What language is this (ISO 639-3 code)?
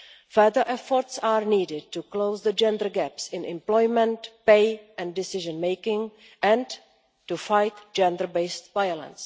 eng